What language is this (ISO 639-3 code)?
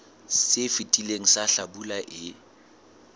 sot